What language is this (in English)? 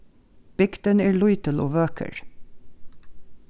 Faroese